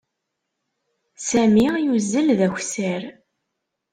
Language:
Kabyle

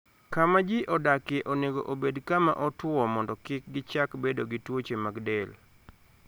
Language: Luo (Kenya and Tanzania)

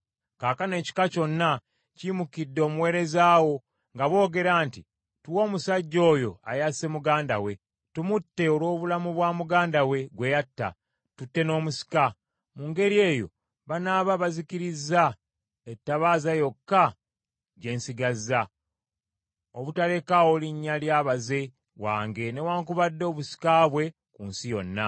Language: Ganda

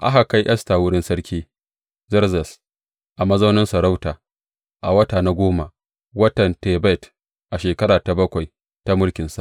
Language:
Hausa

